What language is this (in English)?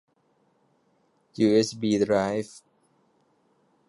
Thai